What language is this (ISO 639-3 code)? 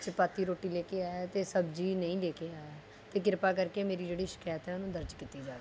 pan